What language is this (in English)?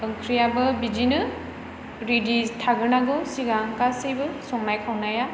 Bodo